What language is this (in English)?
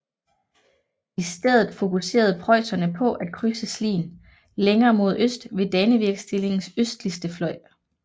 Danish